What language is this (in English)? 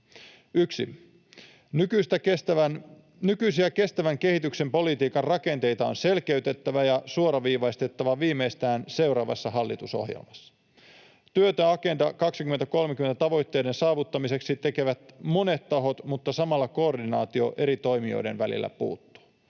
Finnish